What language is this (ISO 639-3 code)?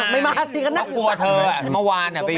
tha